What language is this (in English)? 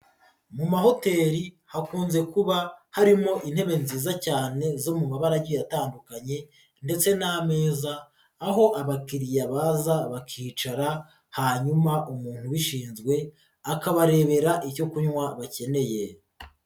Kinyarwanda